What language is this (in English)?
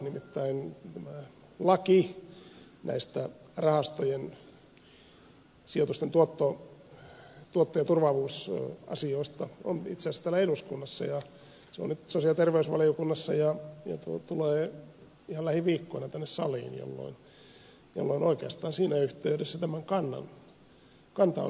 Finnish